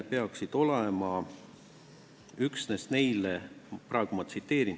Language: Estonian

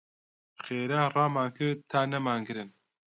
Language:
Central Kurdish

